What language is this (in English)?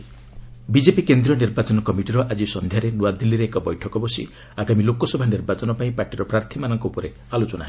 Odia